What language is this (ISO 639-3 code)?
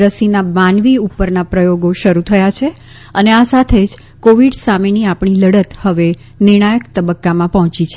guj